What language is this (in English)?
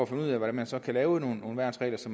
Danish